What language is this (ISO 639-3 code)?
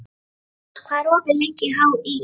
isl